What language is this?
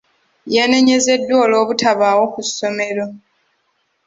Ganda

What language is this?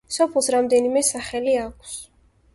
Georgian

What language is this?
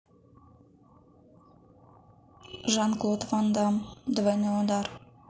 Russian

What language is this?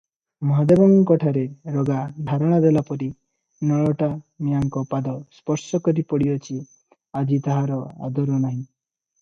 Odia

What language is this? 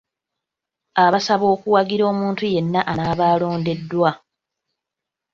Ganda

